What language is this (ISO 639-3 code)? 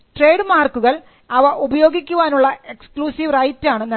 mal